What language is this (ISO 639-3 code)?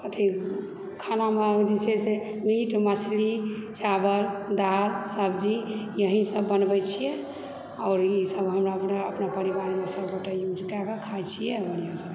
mai